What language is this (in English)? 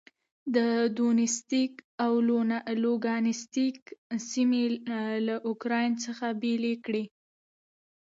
Pashto